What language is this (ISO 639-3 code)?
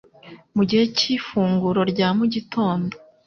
kin